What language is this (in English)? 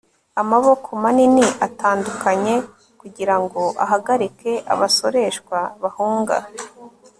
Kinyarwanda